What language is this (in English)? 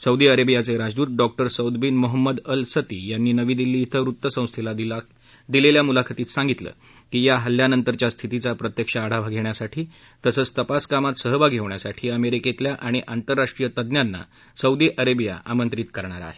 Marathi